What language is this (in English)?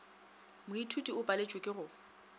Northern Sotho